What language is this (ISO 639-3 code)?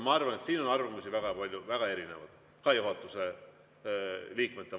est